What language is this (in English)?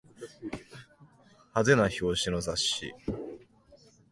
Japanese